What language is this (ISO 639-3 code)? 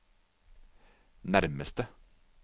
nor